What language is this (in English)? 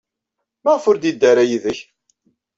Kabyle